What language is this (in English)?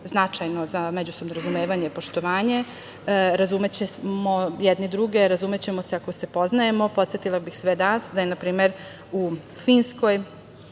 Serbian